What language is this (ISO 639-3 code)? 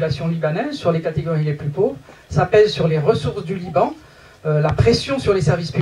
fra